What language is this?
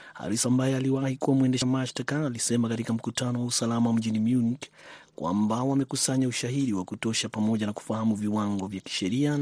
Swahili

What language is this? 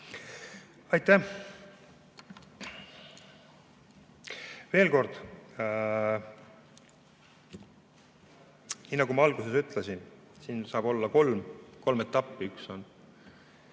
Estonian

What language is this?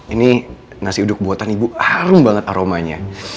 Indonesian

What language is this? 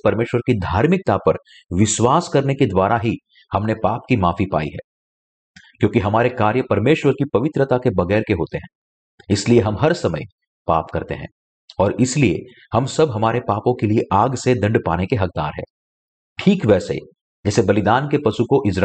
Hindi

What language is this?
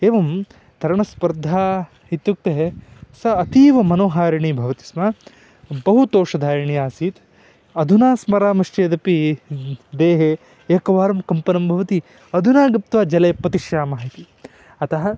Sanskrit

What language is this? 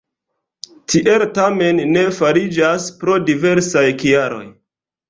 Esperanto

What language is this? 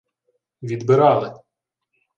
Ukrainian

